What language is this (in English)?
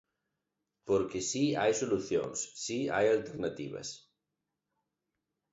Galician